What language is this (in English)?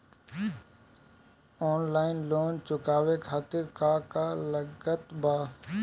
Bhojpuri